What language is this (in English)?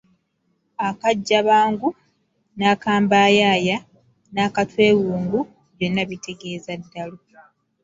Ganda